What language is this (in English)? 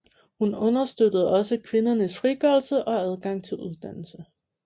Danish